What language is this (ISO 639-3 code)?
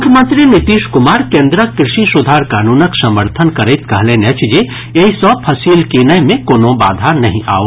mai